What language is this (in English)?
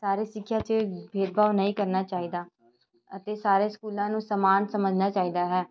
Punjabi